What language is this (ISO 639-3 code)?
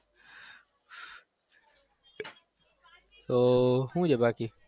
guj